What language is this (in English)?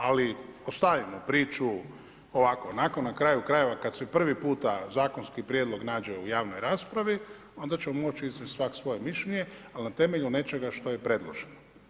Croatian